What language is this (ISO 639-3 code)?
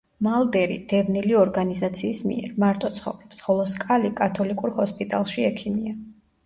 kat